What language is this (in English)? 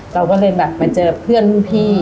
Thai